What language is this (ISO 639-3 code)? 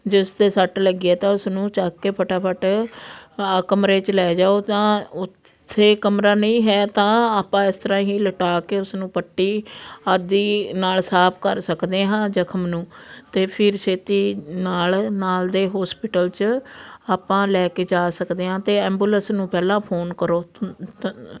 pan